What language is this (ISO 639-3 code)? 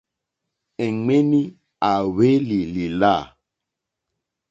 bri